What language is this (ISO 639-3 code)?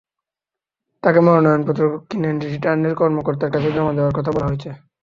ben